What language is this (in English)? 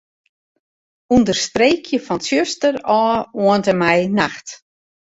Western Frisian